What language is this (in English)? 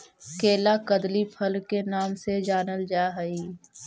Magahi